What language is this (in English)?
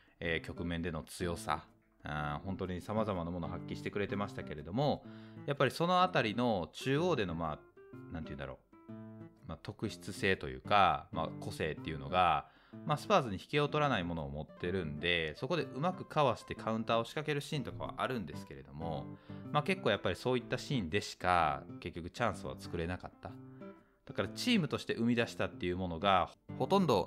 Japanese